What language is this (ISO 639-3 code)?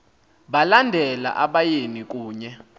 xho